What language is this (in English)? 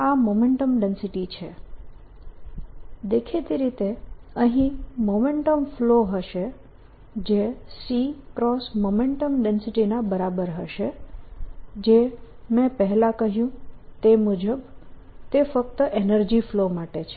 Gujarati